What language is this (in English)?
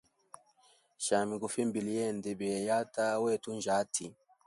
Hemba